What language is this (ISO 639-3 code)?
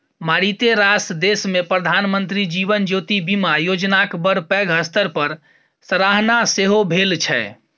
mai